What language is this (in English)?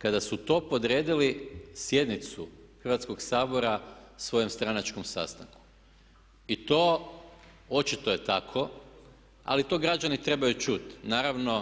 Croatian